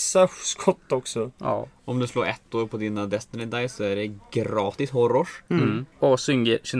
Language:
Swedish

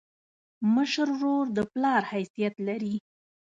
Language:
Pashto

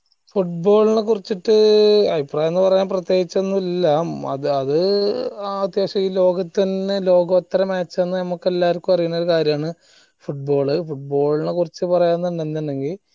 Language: Malayalam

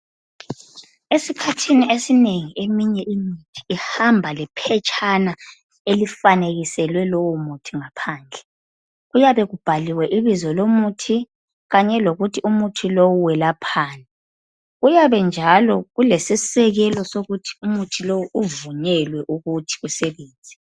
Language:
North Ndebele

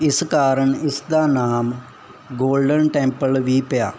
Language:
Punjabi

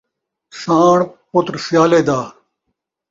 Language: Saraiki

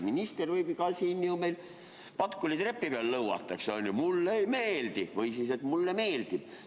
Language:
Estonian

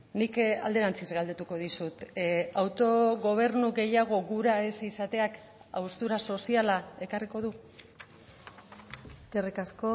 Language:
Basque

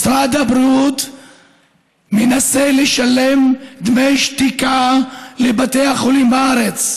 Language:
Hebrew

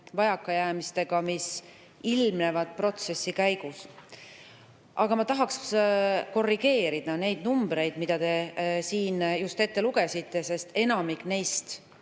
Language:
Estonian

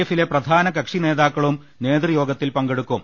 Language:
Malayalam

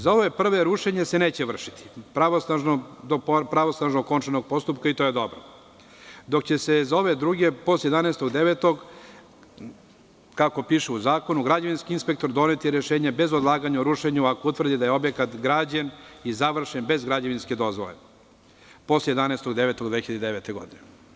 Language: Serbian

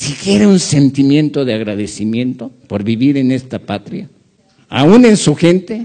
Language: Spanish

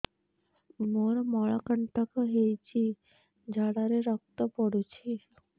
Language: Odia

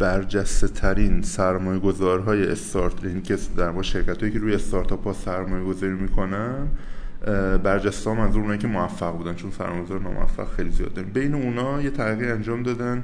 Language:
Persian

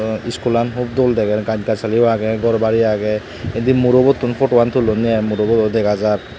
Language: Chakma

